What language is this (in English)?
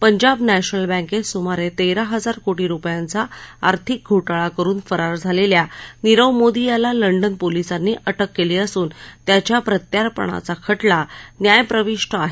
Marathi